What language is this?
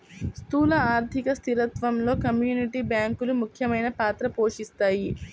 Telugu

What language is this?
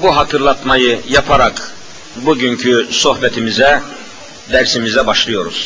Turkish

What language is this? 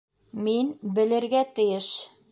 Bashkir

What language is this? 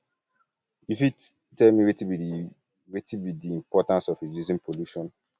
Nigerian Pidgin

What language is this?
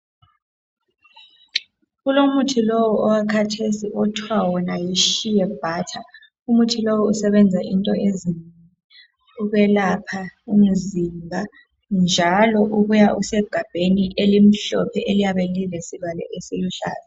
North Ndebele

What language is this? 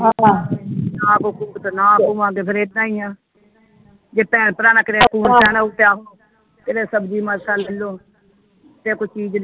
Punjabi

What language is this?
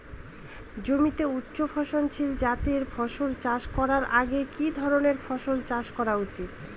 Bangla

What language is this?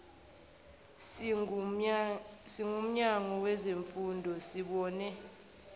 Zulu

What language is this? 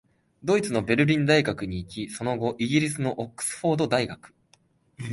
Japanese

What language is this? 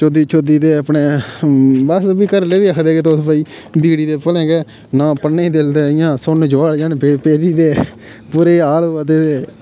Dogri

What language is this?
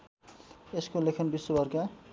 Nepali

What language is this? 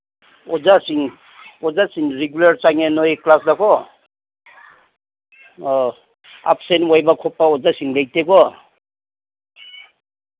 Manipuri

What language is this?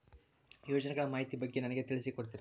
Kannada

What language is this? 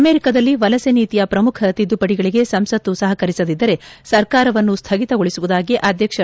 Kannada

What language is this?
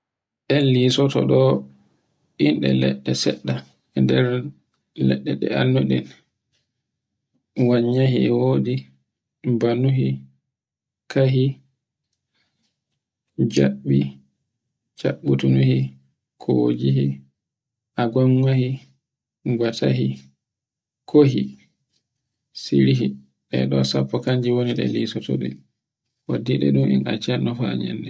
Borgu Fulfulde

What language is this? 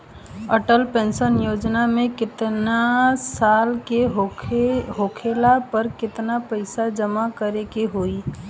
Bhojpuri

